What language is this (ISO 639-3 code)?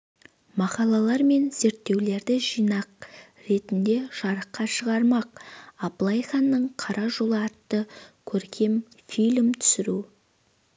kaz